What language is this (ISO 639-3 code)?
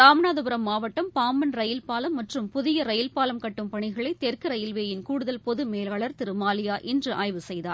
tam